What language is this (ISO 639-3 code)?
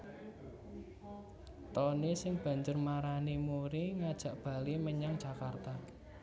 jav